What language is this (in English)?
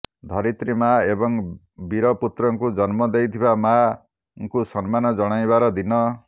Odia